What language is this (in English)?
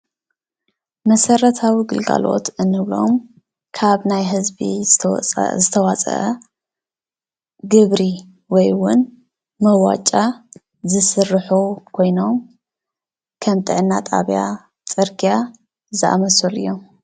Tigrinya